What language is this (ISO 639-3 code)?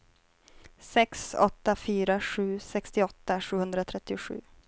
swe